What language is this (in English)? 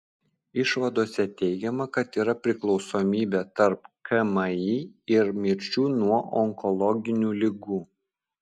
Lithuanian